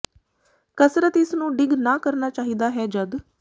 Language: Punjabi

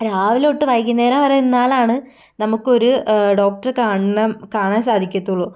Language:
Malayalam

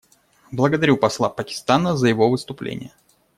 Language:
Russian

